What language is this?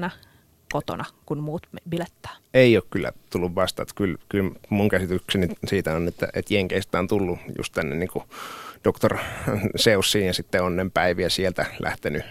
Finnish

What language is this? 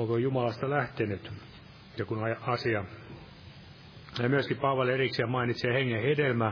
Finnish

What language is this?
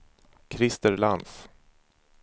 Swedish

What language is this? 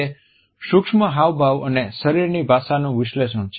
Gujarati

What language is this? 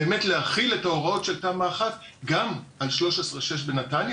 Hebrew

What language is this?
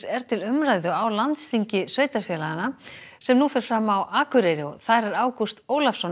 Icelandic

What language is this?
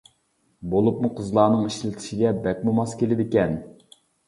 Uyghur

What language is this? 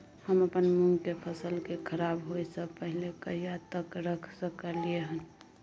Maithili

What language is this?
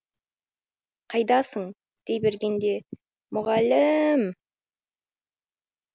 Kazakh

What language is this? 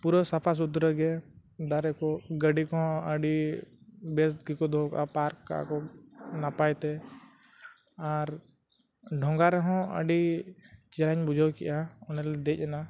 Santali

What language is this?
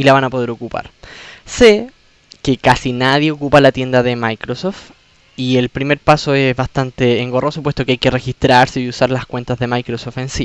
Spanish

